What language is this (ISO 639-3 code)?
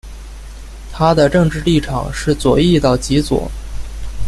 zho